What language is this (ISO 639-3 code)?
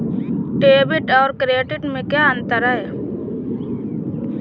hin